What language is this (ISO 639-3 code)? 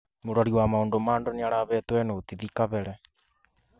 kik